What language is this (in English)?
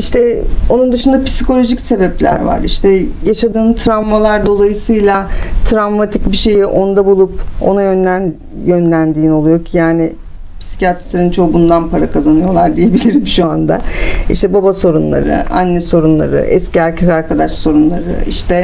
Turkish